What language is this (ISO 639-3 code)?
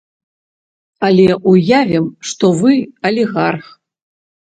bel